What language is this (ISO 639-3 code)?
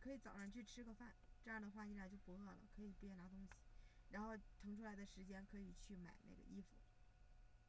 zho